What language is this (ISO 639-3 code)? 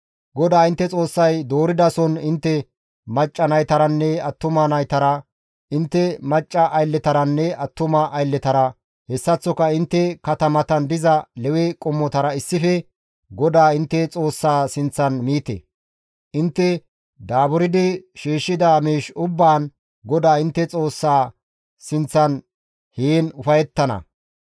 gmv